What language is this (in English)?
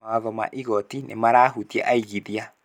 Kikuyu